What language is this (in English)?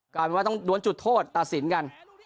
Thai